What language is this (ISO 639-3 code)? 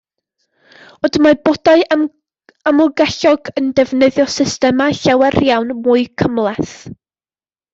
cym